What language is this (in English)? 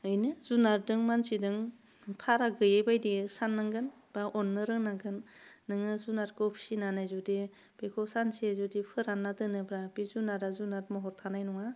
Bodo